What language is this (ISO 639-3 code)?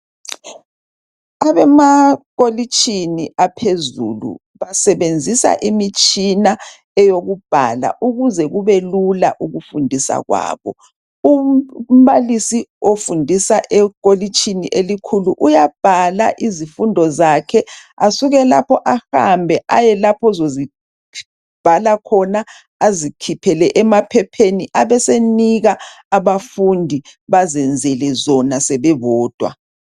nde